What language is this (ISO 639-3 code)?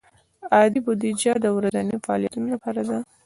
pus